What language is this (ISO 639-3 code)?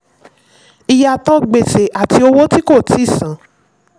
yor